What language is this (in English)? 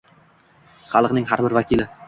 Uzbek